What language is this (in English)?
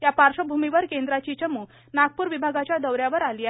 Marathi